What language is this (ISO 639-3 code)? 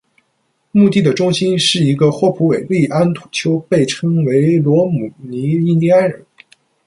zho